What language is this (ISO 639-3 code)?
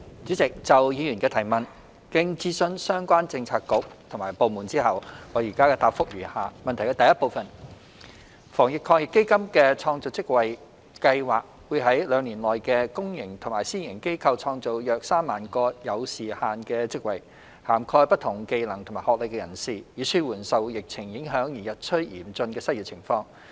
yue